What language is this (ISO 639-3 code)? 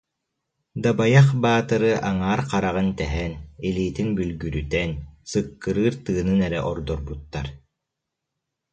sah